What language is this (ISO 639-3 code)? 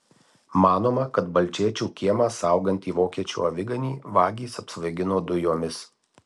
lit